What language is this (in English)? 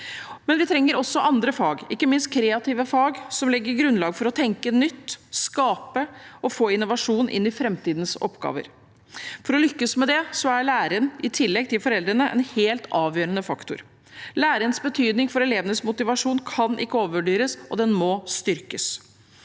Norwegian